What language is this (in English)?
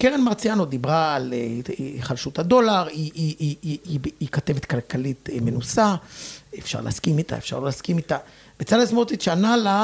Hebrew